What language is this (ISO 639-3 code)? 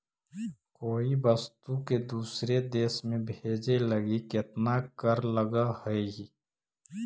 mag